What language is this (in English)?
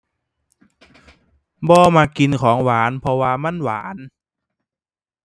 Thai